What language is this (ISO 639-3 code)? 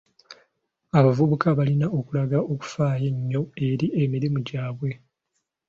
lug